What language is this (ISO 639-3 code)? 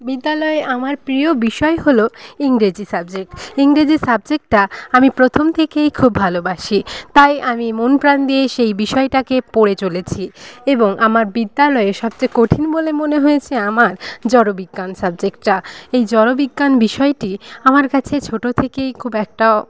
ben